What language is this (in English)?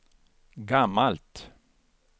Swedish